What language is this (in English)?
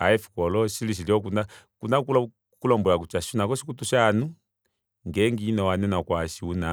Kuanyama